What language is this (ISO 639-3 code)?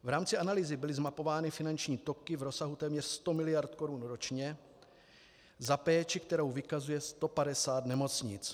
ces